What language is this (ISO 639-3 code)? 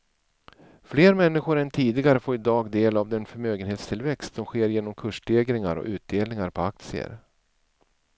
swe